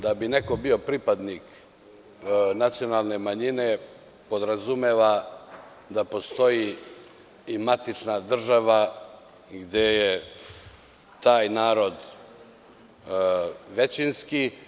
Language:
Serbian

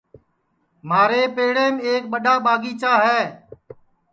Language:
Sansi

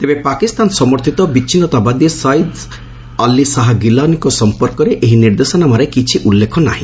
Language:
Odia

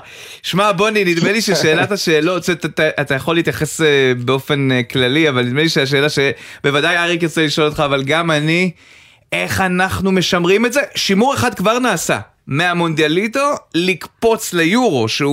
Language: Hebrew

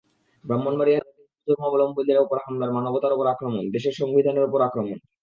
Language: Bangla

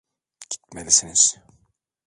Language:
Turkish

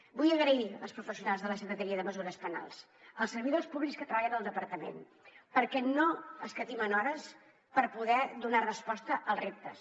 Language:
Catalan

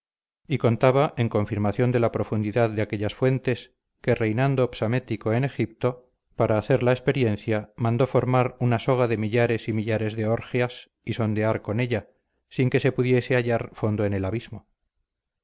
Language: Spanish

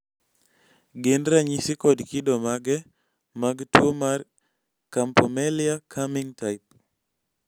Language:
Luo (Kenya and Tanzania)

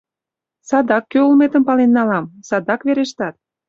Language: Mari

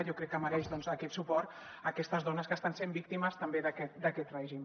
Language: Catalan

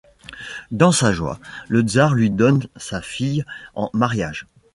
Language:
French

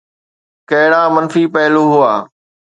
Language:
Sindhi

